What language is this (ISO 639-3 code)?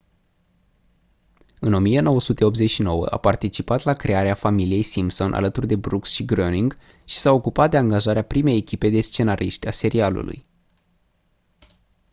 ron